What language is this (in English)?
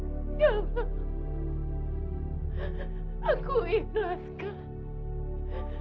Indonesian